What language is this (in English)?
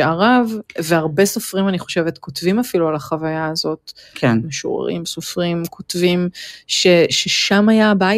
Hebrew